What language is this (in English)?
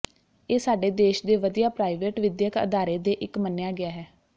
Punjabi